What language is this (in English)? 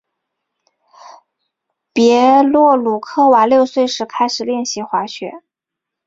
Chinese